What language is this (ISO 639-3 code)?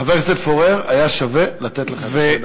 heb